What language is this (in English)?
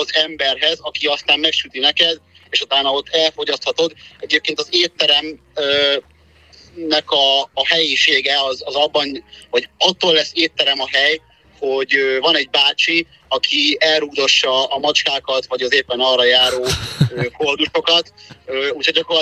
Hungarian